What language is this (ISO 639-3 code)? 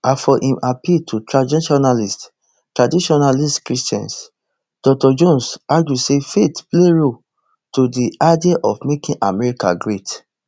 pcm